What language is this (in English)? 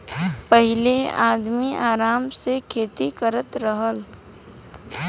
Bhojpuri